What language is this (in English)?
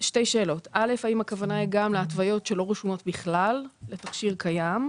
Hebrew